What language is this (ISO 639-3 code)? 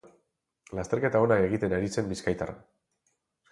eus